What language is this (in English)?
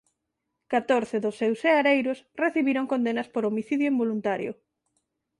Galician